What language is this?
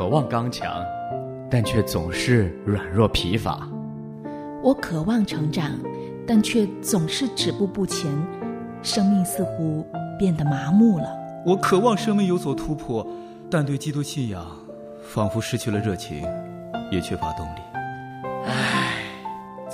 Chinese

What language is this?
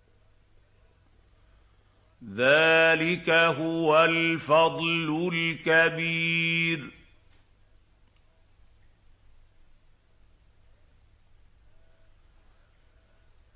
Arabic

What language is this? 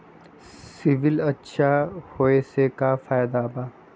Magahi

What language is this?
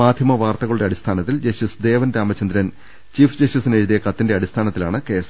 Malayalam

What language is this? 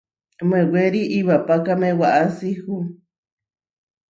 Huarijio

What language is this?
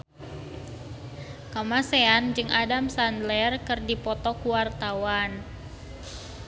Sundanese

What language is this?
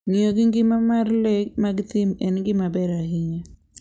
Luo (Kenya and Tanzania)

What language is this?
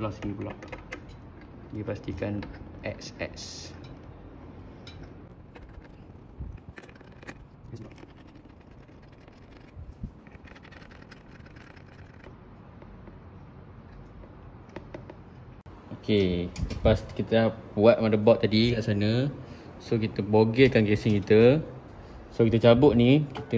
Malay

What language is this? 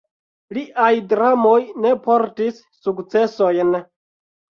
Esperanto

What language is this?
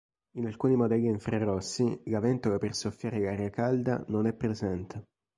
Italian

